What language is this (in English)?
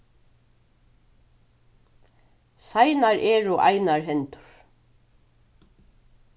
Faroese